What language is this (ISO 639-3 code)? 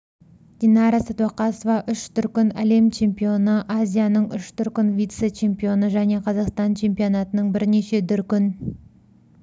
kaz